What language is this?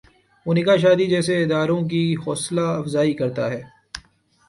Urdu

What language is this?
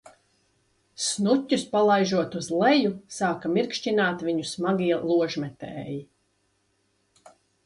Latvian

